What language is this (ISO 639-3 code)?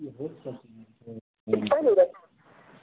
mai